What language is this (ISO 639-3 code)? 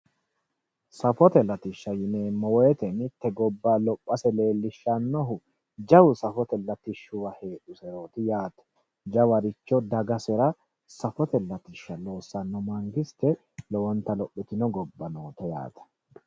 sid